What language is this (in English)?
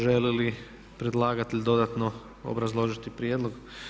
Croatian